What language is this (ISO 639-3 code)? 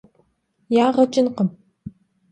kbd